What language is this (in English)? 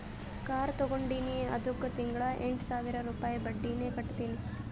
Kannada